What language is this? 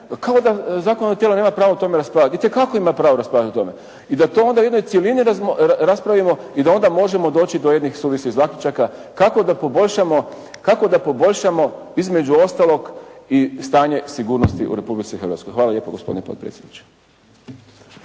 Croatian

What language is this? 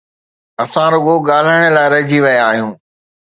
Sindhi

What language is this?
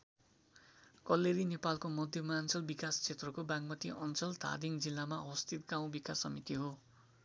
Nepali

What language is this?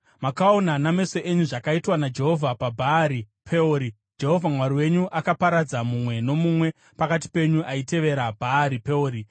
Shona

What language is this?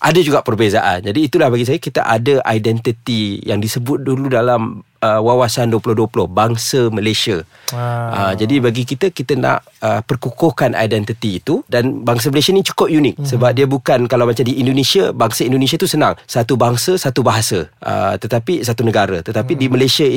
Malay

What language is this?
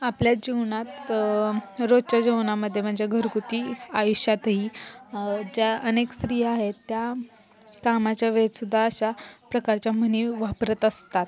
Marathi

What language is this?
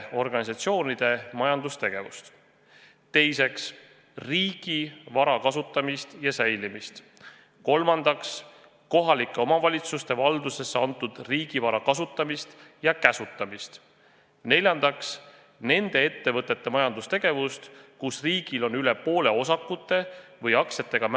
Estonian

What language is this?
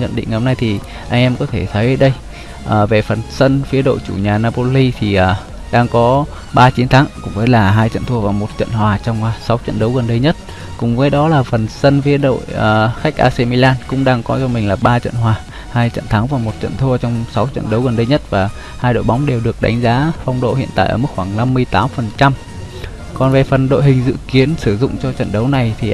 Vietnamese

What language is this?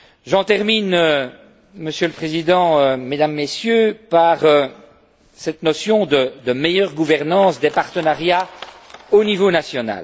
French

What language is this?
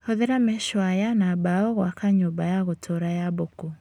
Kikuyu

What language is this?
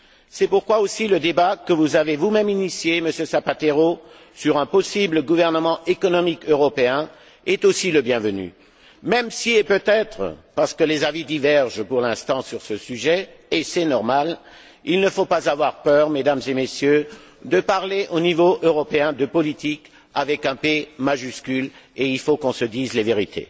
French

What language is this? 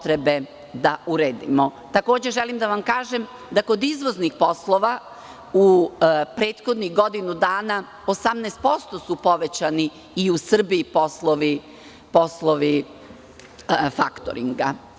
Serbian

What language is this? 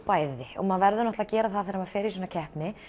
Icelandic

